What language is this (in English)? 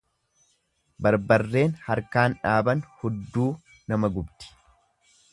Oromo